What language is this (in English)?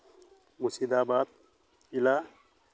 Santali